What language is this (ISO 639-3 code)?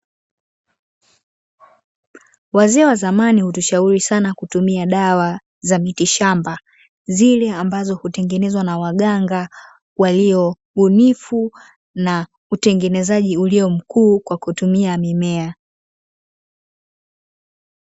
swa